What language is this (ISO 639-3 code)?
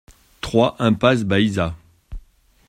fra